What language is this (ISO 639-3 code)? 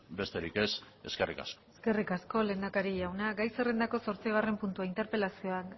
eus